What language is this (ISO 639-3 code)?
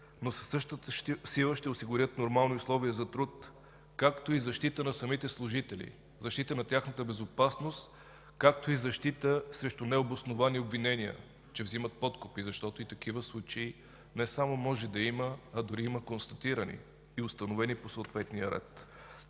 bul